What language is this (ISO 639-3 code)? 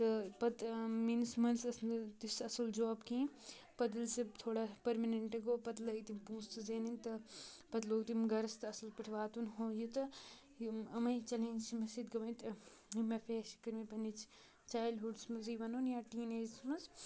kas